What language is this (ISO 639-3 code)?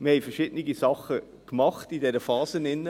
gsw